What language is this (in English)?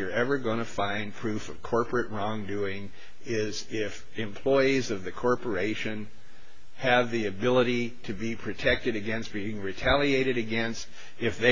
English